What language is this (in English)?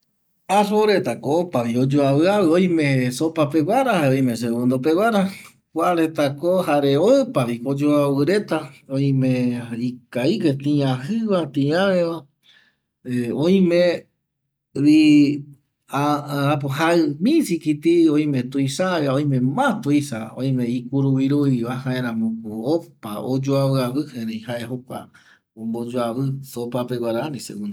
Eastern Bolivian Guaraní